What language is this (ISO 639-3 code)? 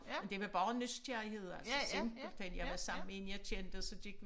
dan